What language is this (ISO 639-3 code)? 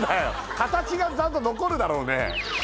jpn